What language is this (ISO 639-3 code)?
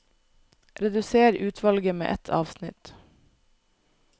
nor